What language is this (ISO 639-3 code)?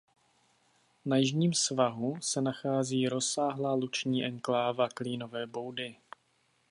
ces